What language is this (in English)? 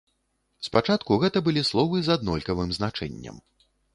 Belarusian